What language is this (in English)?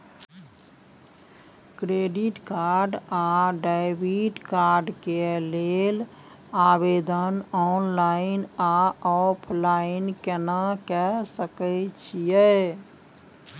Maithili